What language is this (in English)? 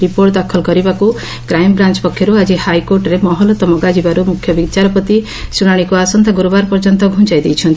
Odia